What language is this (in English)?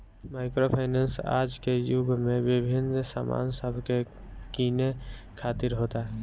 Bhojpuri